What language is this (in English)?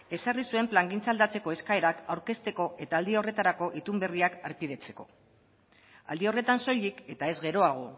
Basque